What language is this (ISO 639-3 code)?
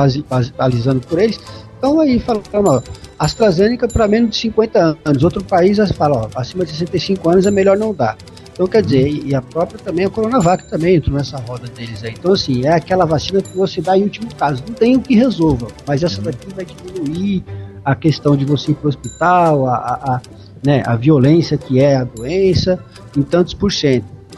por